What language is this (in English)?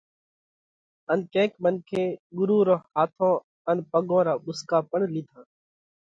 Parkari Koli